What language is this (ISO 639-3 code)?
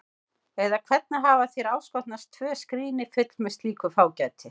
isl